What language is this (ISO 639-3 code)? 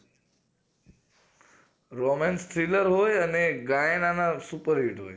guj